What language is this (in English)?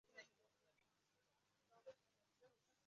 Uzbek